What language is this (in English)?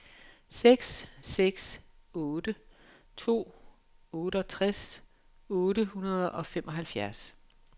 Danish